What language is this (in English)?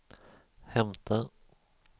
Swedish